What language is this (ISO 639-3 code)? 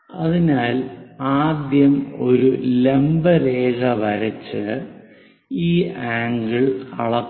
mal